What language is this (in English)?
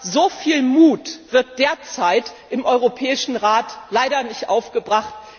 German